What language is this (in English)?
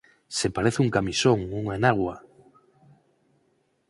Galician